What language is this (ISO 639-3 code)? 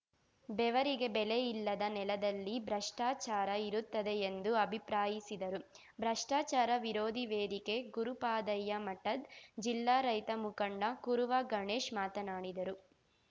kan